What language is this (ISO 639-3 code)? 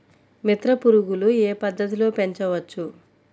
tel